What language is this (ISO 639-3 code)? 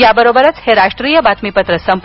mar